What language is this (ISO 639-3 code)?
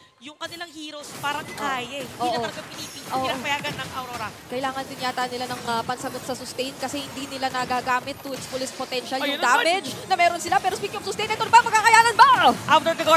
fil